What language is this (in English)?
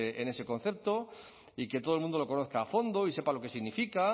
Spanish